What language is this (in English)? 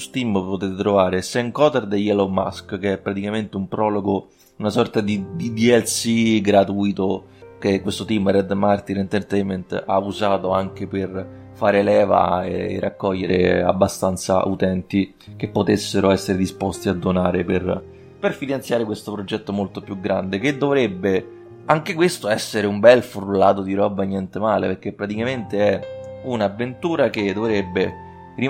Italian